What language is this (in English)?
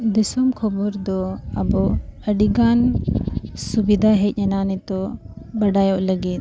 Santali